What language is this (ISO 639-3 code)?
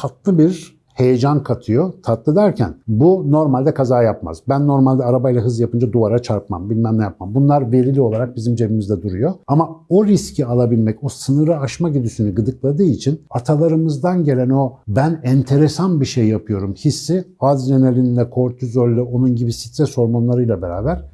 tur